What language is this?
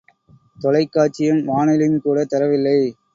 Tamil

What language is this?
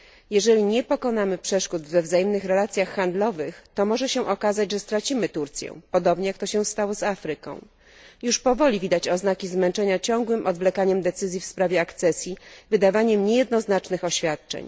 Polish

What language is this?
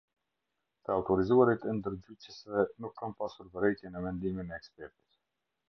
Albanian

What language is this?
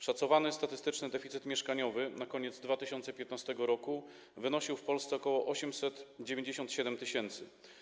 Polish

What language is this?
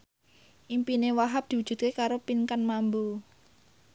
Javanese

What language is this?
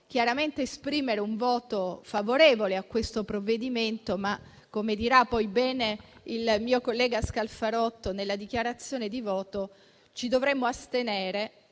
Italian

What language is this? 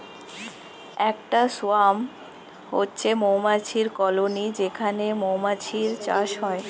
Bangla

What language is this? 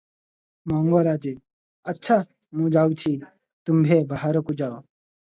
Odia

